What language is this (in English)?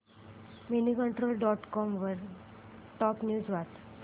Marathi